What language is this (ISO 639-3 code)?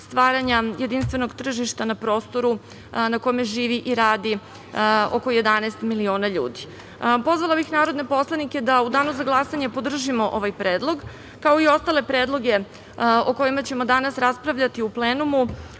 srp